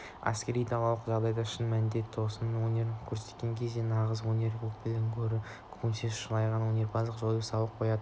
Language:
Kazakh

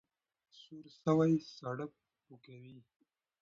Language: Pashto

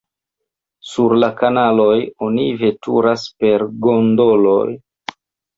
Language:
Esperanto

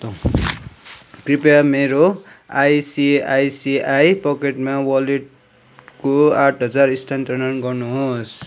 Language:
Nepali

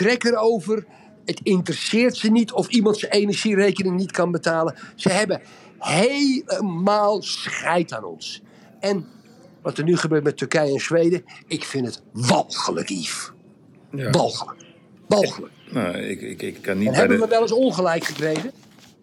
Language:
Dutch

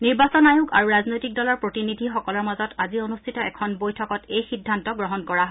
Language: Assamese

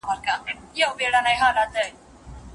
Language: Pashto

